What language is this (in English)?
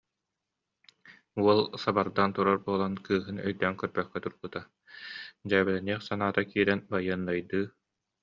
Yakut